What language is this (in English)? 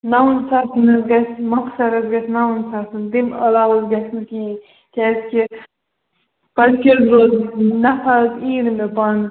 Kashmiri